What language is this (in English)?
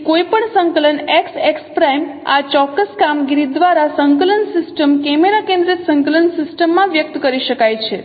Gujarati